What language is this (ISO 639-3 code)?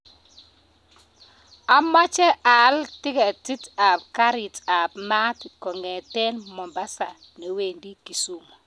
kln